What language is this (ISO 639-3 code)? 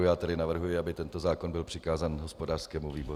ces